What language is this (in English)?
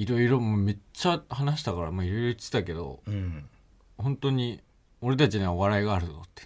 Japanese